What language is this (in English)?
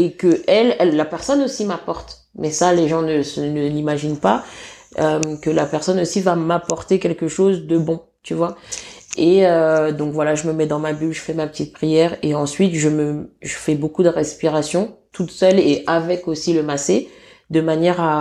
French